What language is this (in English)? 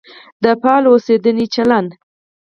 Pashto